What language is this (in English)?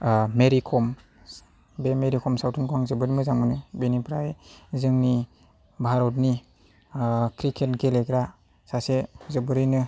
Bodo